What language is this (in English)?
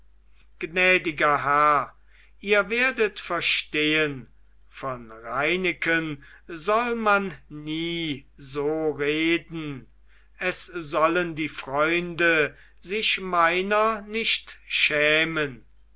German